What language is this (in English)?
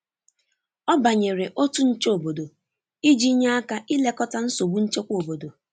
Igbo